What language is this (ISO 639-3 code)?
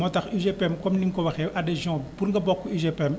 wol